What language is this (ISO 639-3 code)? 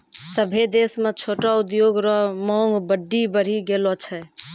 mai